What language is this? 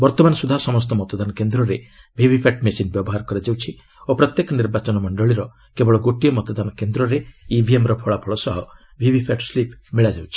Odia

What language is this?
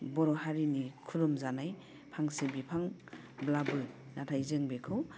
Bodo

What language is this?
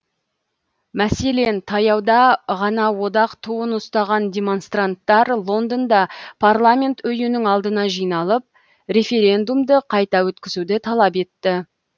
Kazakh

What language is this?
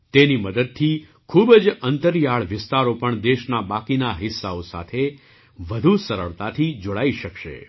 Gujarati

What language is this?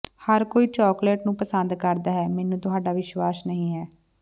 Punjabi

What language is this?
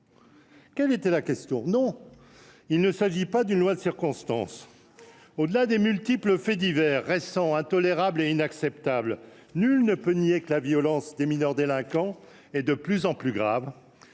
French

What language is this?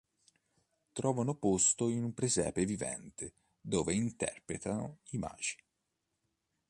Italian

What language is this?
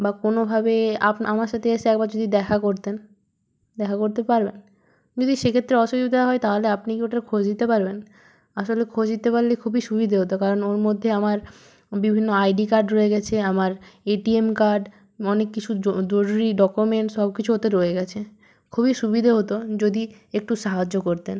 Bangla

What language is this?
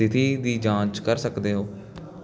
Punjabi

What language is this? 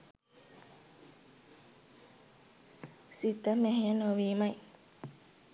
Sinhala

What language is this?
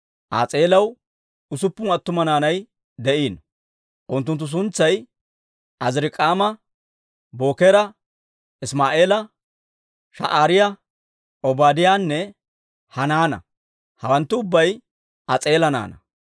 Dawro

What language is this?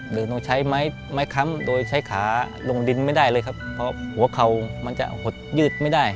Thai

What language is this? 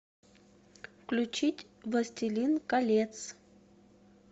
Russian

